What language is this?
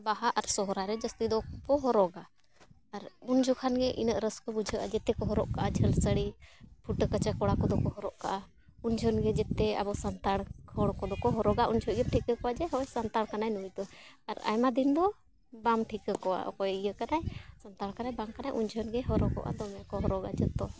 Santali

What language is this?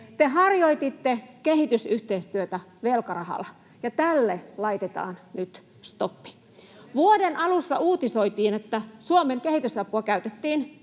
Finnish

